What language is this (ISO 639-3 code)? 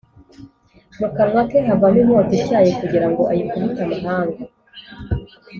kin